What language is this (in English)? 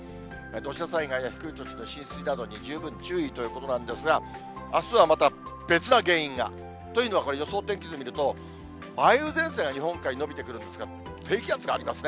Japanese